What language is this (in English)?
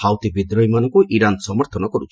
Odia